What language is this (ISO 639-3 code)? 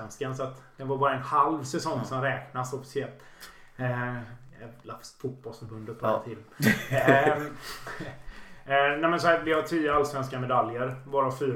swe